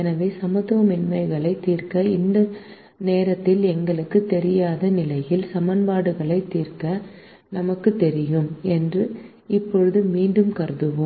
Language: Tamil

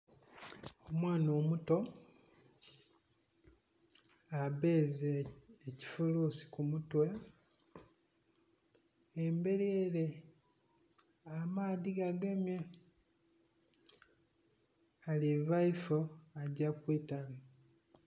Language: Soga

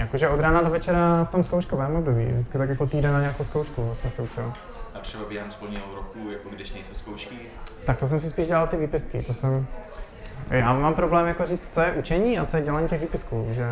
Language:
Czech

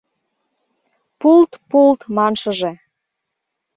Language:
Mari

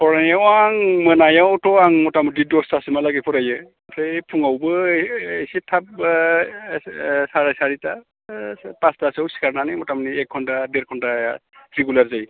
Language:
Bodo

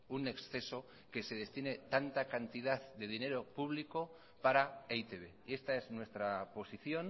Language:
Spanish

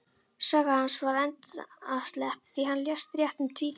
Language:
Icelandic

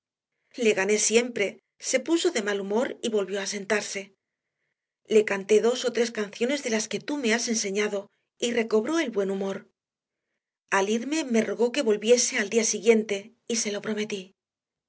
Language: Spanish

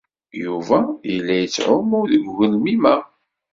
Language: Kabyle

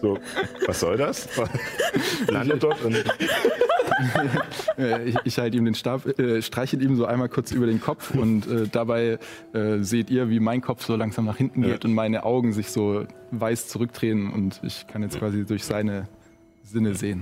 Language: German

